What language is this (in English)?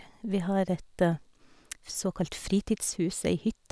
Norwegian